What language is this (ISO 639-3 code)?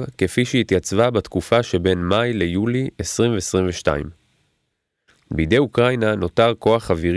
heb